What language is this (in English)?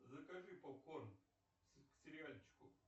Russian